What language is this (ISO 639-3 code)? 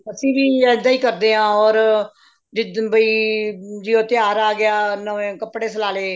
pan